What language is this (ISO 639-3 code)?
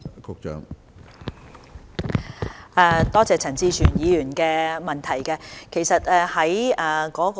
yue